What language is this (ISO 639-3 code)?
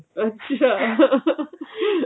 pan